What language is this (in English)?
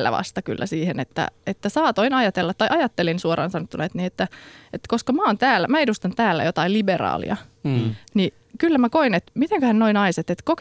Finnish